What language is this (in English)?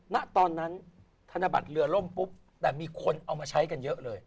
Thai